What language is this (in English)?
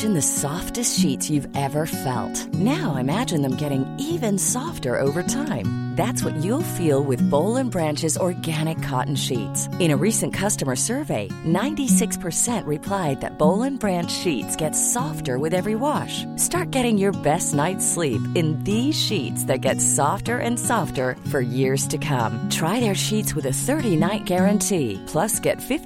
Filipino